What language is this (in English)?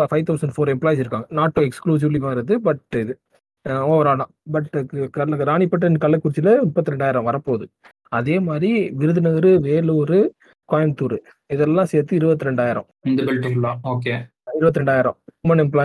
Tamil